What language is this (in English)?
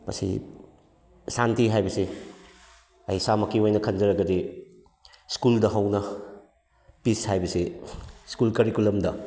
Manipuri